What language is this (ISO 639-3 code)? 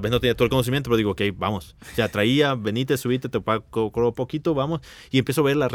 spa